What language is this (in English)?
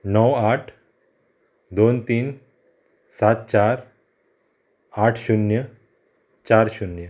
Konkani